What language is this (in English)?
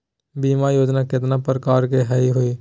Magahi